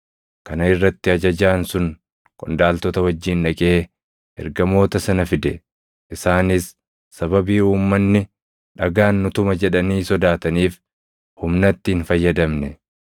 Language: Oromo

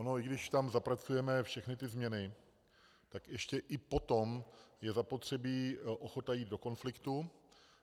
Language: Czech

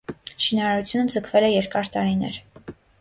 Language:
Armenian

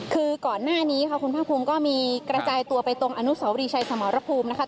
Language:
Thai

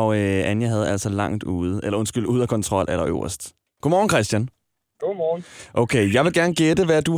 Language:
Danish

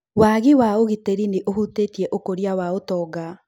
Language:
Kikuyu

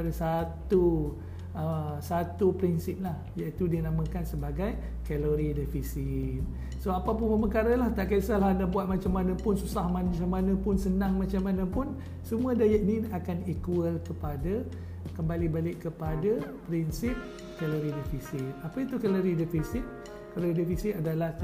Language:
Malay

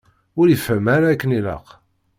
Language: Kabyle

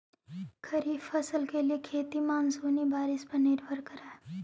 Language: Magahi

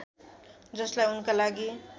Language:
Nepali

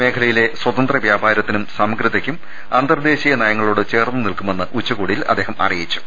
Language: Malayalam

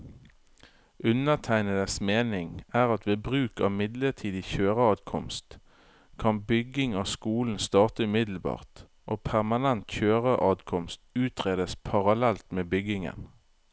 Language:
Norwegian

